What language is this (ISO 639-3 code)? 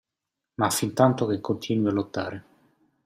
ita